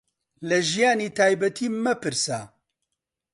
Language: Central Kurdish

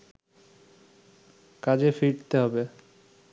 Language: Bangla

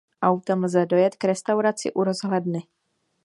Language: Czech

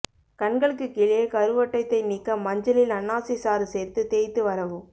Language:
Tamil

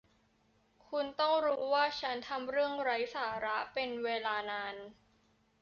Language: Thai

